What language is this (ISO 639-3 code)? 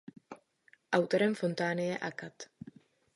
ces